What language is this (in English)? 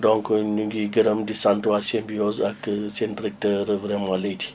Wolof